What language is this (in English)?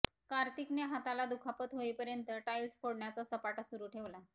Marathi